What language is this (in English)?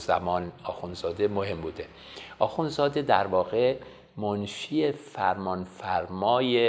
Persian